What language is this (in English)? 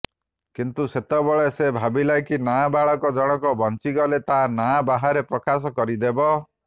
Odia